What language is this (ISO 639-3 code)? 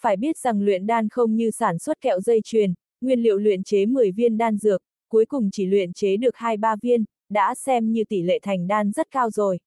vie